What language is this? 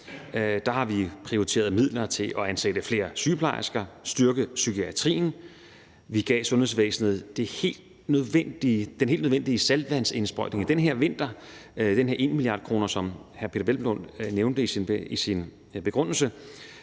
Danish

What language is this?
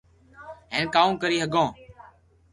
Loarki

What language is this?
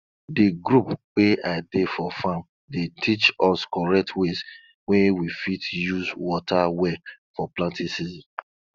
Nigerian Pidgin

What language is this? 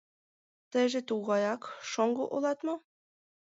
Mari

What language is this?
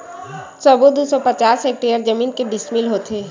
Chhattisgarhi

